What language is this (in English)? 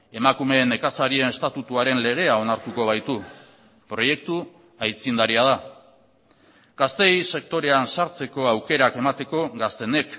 Basque